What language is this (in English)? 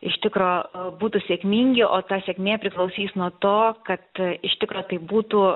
Lithuanian